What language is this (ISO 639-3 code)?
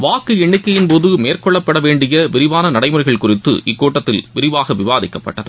tam